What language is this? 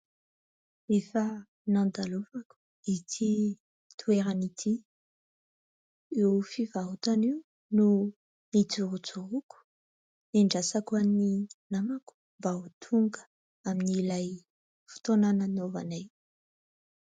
Malagasy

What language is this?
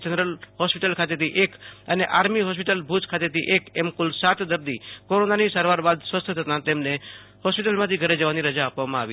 Gujarati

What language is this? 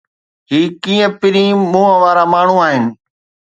Sindhi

